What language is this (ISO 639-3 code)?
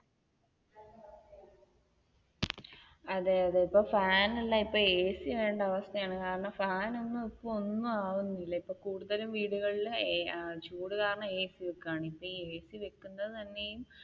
mal